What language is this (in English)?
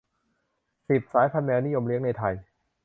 Thai